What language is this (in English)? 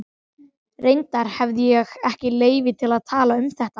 Icelandic